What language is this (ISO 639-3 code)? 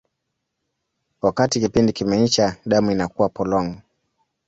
swa